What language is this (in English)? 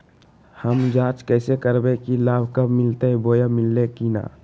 Magahi